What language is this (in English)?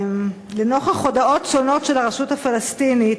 Hebrew